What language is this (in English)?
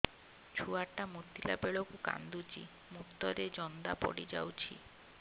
Odia